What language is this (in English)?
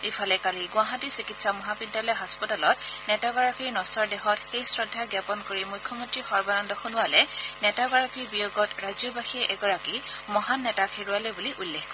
Assamese